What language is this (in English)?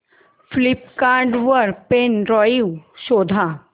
Marathi